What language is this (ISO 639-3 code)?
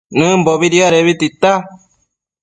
mcf